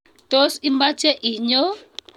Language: Kalenjin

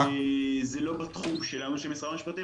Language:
Hebrew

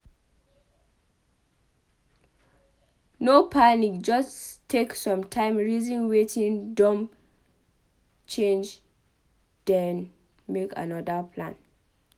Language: Nigerian Pidgin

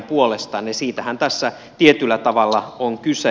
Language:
Finnish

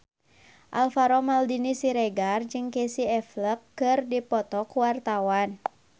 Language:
Sundanese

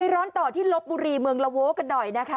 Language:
Thai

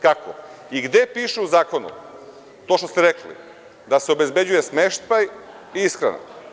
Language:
Serbian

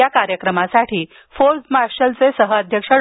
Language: Marathi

